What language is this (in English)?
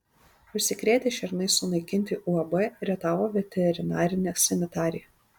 Lithuanian